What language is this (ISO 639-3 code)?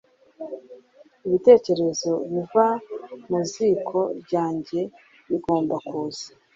kin